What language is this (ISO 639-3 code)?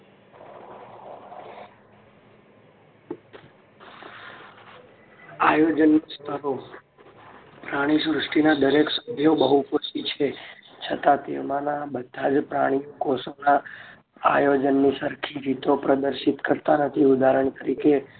guj